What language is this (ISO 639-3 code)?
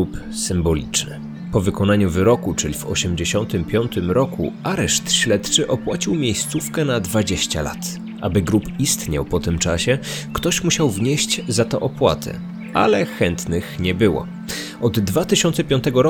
pol